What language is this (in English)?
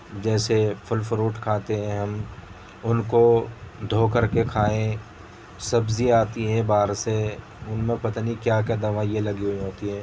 Urdu